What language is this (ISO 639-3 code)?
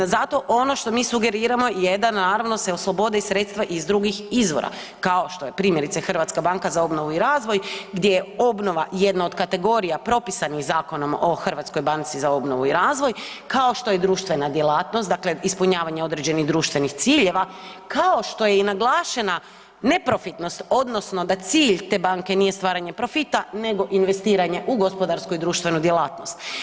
hrv